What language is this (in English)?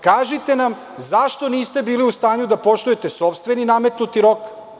Serbian